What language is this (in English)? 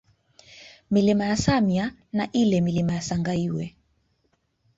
Swahili